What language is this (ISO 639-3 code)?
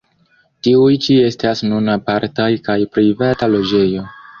epo